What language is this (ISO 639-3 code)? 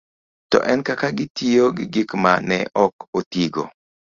luo